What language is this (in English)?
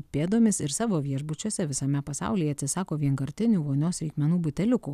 Lithuanian